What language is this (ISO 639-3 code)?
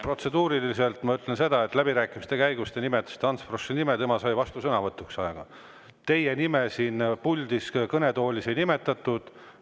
est